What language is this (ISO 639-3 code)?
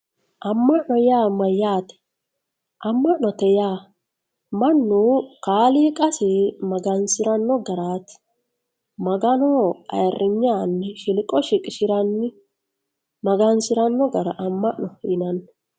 sid